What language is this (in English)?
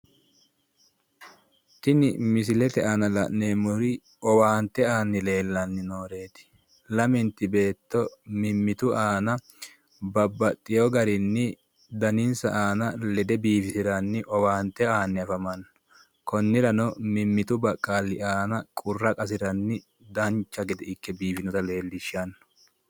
Sidamo